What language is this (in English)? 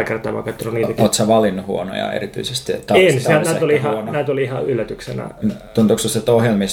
Finnish